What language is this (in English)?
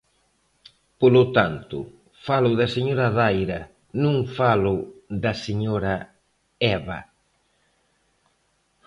Galician